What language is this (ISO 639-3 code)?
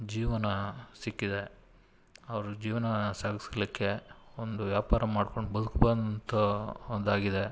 kan